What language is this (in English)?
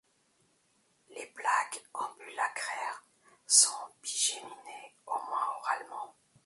French